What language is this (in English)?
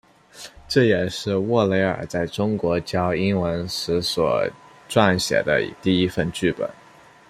Chinese